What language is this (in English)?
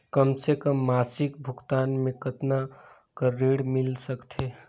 Chhattisgarhi